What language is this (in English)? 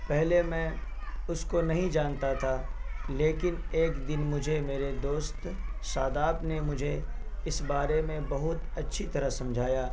Urdu